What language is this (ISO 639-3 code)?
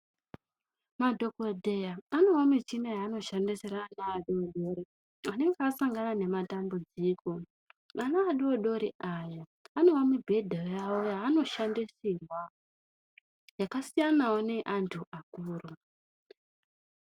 ndc